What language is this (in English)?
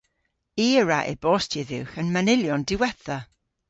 Cornish